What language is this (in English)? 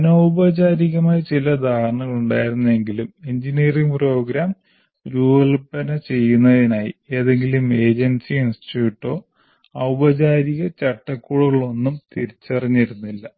Malayalam